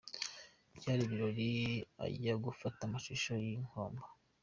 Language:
Kinyarwanda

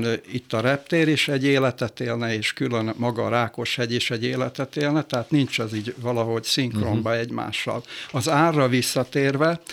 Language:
Hungarian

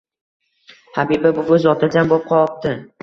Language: Uzbek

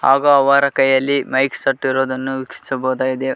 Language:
Kannada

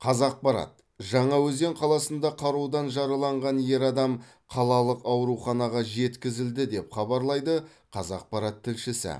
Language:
Kazakh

